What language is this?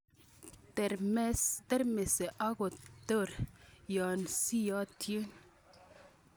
Kalenjin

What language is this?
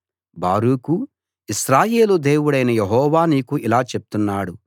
Telugu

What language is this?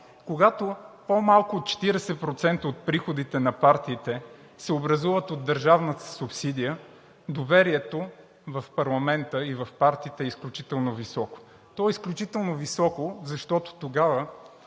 Bulgarian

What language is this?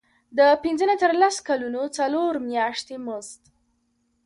Pashto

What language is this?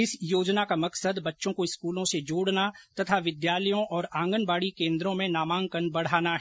Hindi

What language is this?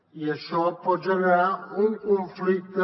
Catalan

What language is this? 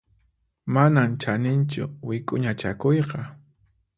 Puno Quechua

